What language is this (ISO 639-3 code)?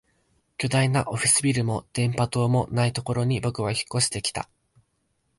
jpn